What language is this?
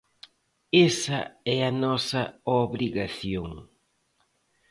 Galician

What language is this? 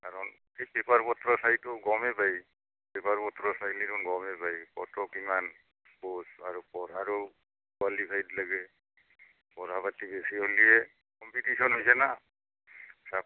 Assamese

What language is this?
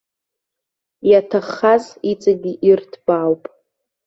Abkhazian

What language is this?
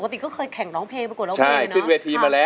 Thai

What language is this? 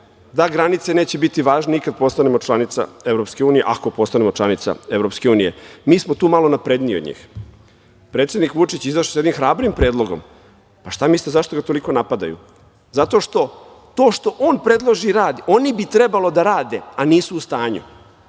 Serbian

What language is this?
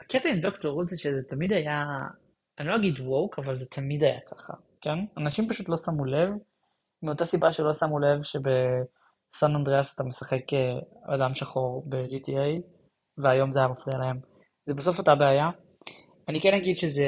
Hebrew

